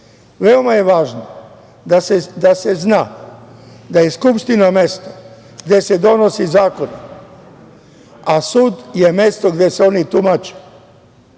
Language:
Serbian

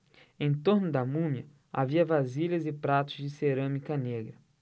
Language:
Portuguese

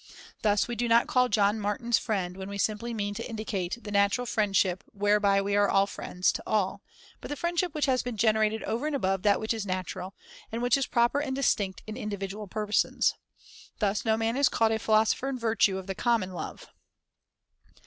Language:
English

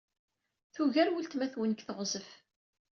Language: Kabyle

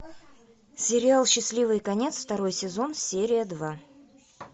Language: Russian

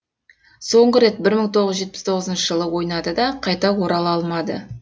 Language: Kazakh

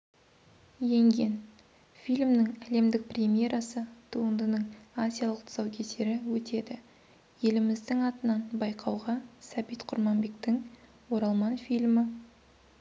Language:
Kazakh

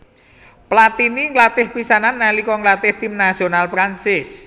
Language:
Javanese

